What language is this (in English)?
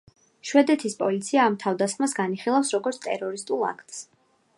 Georgian